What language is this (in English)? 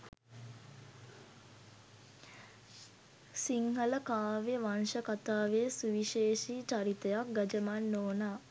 Sinhala